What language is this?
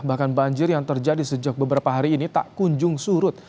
Indonesian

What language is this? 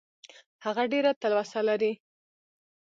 Pashto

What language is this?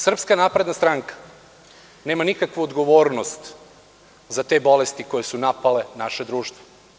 Serbian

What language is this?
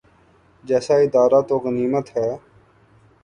Urdu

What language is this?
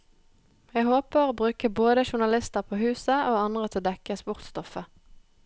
Norwegian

